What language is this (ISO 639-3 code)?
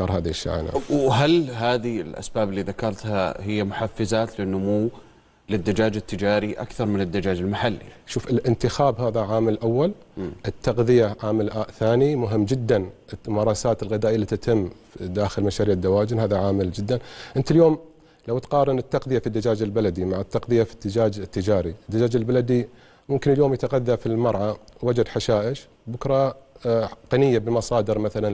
ara